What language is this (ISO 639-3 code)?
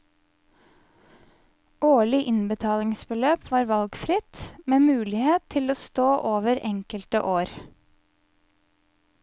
nor